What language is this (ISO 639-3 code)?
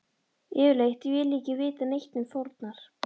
isl